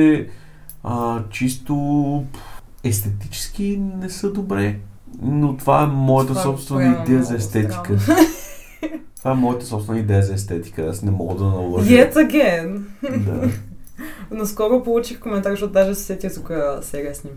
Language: Bulgarian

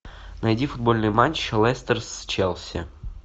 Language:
Russian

